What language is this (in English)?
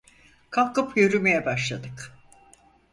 Turkish